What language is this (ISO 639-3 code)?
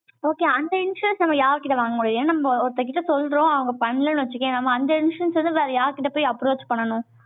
tam